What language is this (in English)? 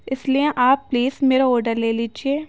Urdu